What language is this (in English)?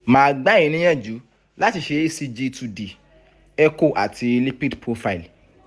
Yoruba